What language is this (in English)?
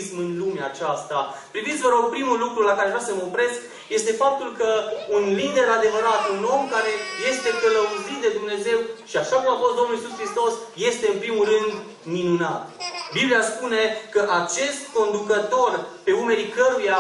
Romanian